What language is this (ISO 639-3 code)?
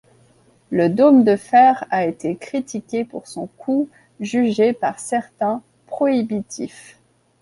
fra